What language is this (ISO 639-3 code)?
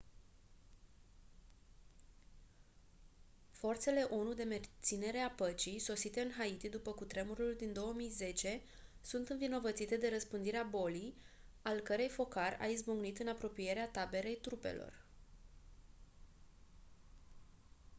ron